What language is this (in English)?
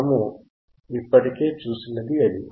Telugu